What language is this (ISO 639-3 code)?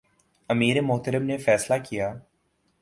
urd